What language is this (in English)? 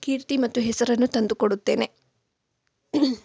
Kannada